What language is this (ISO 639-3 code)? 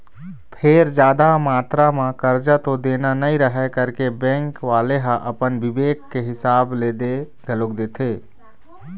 hne